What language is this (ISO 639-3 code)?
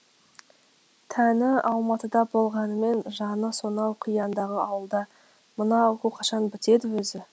kaz